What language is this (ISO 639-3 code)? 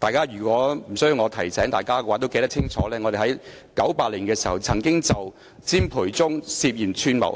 yue